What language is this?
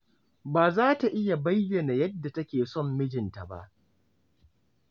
Hausa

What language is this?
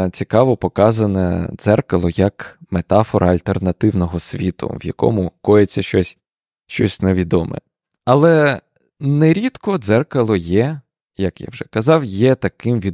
Ukrainian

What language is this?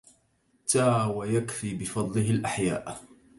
Arabic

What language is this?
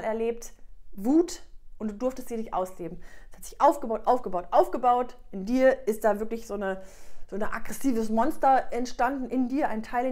German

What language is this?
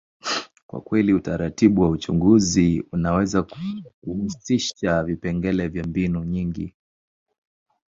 Swahili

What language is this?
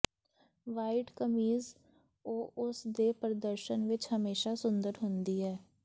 Punjabi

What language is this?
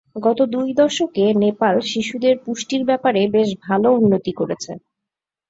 Bangla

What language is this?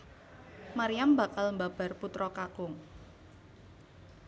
Javanese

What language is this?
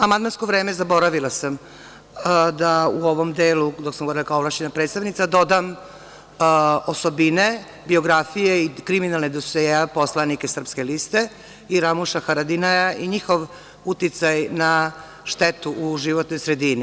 Serbian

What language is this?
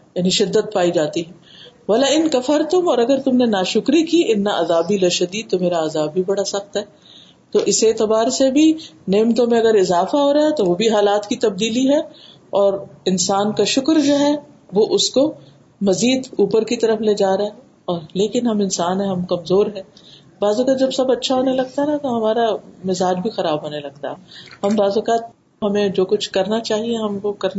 Urdu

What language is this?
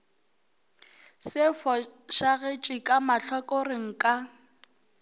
Northern Sotho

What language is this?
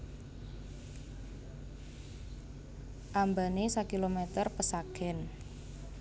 Javanese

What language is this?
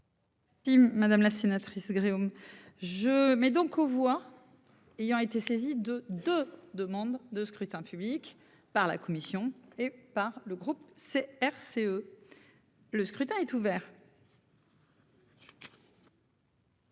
French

